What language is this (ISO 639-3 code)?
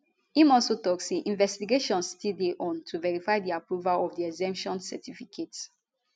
pcm